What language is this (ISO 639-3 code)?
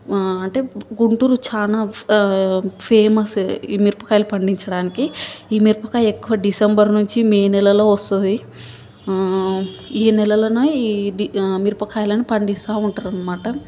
tel